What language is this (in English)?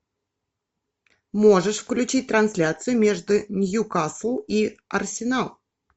Russian